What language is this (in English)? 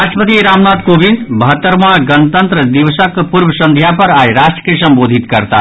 Maithili